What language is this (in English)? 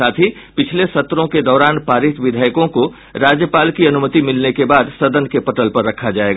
Hindi